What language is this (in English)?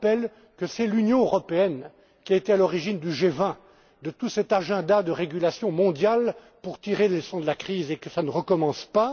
French